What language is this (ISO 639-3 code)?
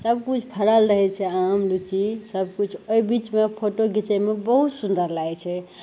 mai